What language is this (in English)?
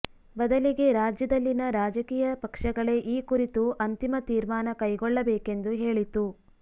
Kannada